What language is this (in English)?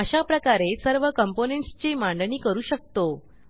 Marathi